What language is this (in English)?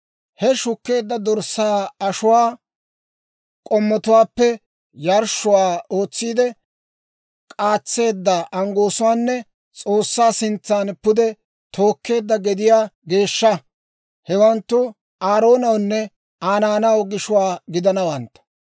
Dawro